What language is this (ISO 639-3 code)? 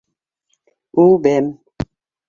bak